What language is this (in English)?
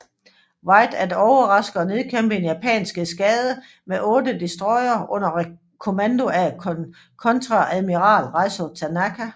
Danish